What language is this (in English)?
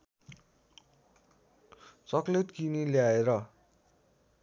Nepali